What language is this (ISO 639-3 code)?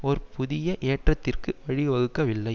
tam